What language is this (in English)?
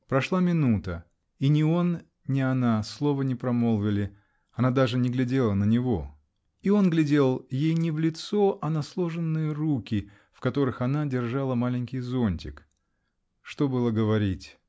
Russian